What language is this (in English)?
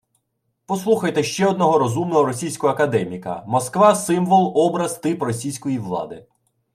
Ukrainian